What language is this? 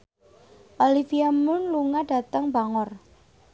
Javanese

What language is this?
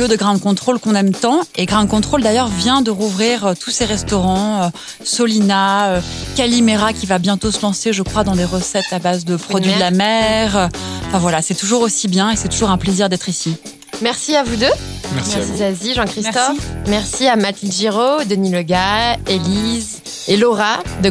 French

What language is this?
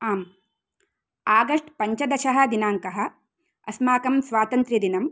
Sanskrit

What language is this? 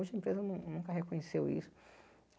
Portuguese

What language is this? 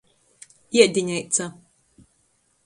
Latgalian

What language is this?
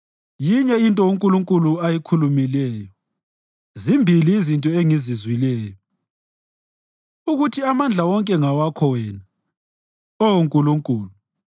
North Ndebele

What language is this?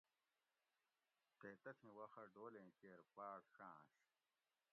Gawri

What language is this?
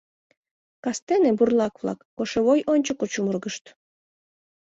Mari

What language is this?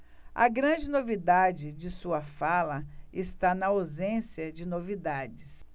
Portuguese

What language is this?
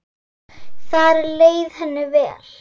Icelandic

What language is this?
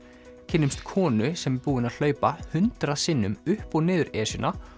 Icelandic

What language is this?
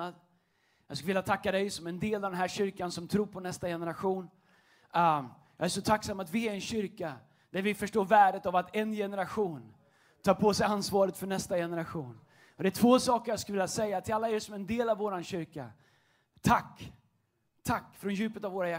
Swedish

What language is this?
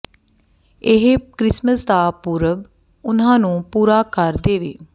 Punjabi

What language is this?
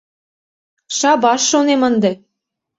Mari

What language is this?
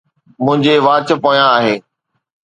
Sindhi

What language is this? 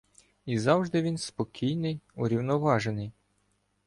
Ukrainian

